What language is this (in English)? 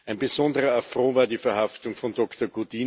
German